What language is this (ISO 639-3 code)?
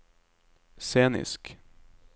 nor